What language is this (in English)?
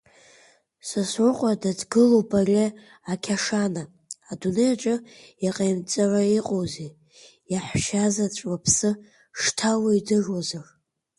Abkhazian